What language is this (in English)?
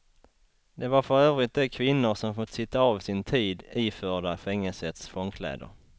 Swedish